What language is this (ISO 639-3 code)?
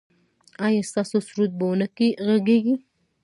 pus